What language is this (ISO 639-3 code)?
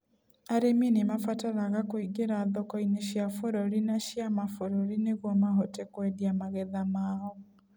kik